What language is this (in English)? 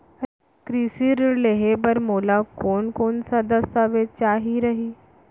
Chhattisgarhi